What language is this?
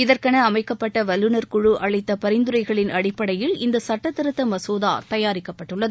Tamil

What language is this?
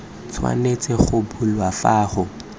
Tswana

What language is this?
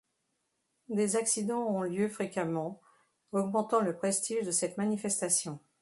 French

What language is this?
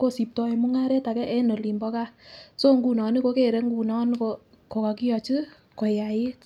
Kalenjin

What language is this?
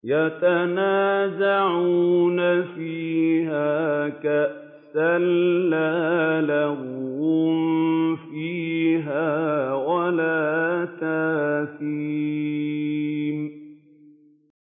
Arabic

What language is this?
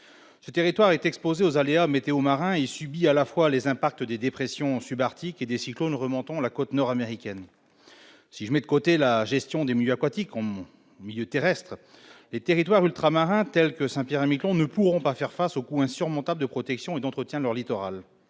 French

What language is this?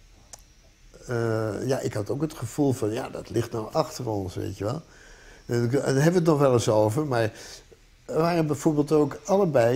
Dutch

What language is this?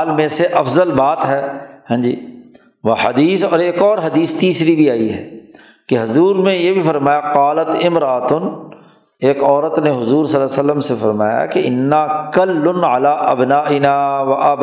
Urdu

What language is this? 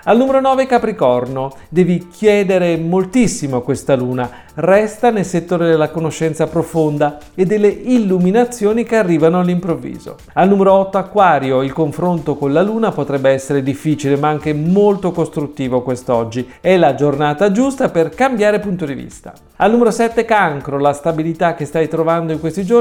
Italian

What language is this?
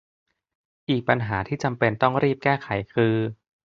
Thai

